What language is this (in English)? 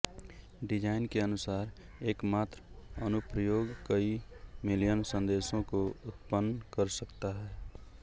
Hindi